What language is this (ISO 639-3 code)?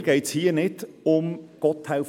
gsw